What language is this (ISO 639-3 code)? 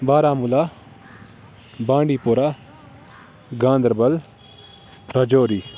urd